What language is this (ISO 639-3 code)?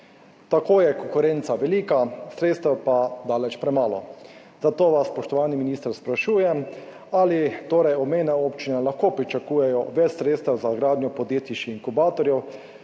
slv